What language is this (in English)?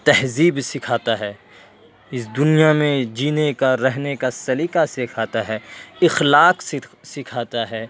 Urdu